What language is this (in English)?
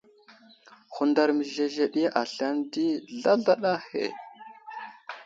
Wuzlam